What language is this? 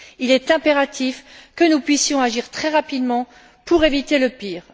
French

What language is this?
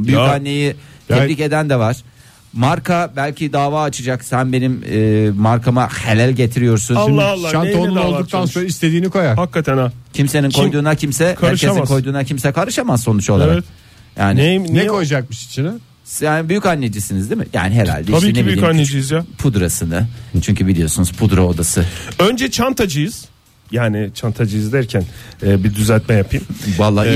Turkish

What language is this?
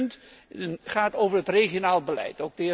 Dutch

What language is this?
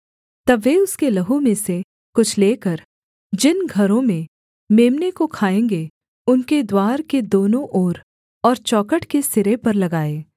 Hindi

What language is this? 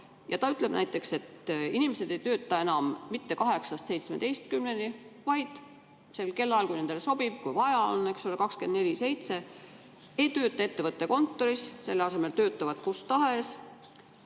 Estonian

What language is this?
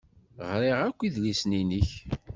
Kabyle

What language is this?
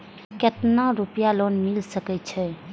Maithili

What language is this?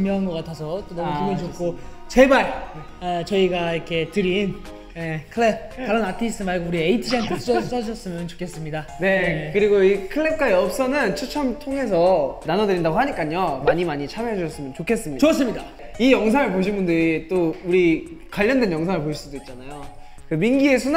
Korean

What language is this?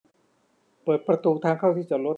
Thai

